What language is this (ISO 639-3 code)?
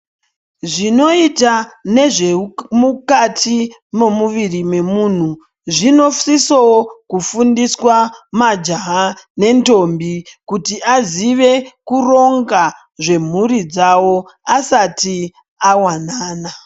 ndc